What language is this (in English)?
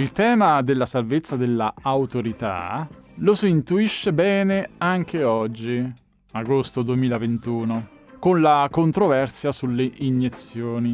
Italian